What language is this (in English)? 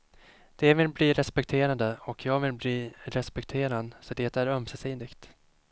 Swedish